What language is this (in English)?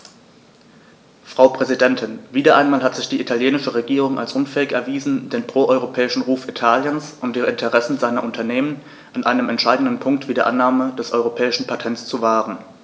German